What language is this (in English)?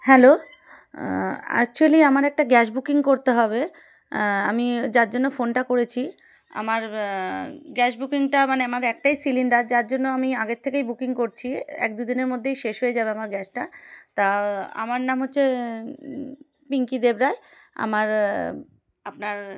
Bangla